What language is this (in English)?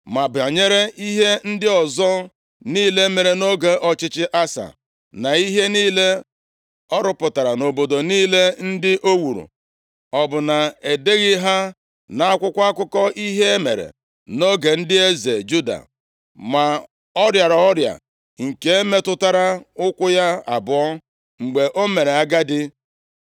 Igbo